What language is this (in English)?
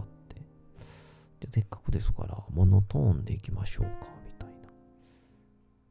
Japanese